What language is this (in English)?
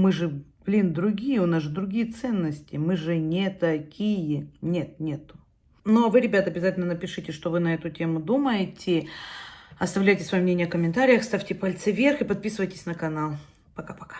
Russian